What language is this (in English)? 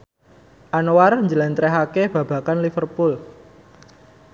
Javanese